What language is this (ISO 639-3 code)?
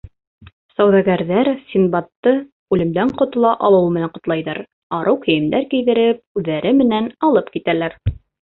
bak